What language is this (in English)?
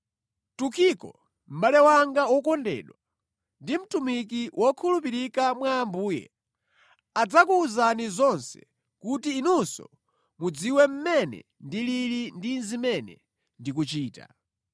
Nyanja